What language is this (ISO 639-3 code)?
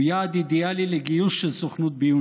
heb